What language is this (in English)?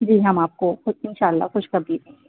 Urdu